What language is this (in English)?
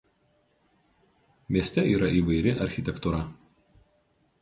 Lithuanian